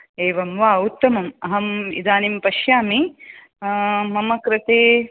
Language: Sanskrit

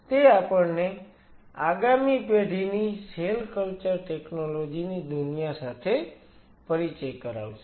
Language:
Gujarati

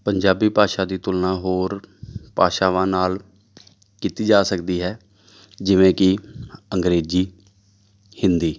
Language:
Punjabi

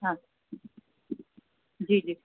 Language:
Sindhi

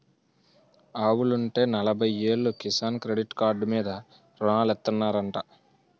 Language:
Telugu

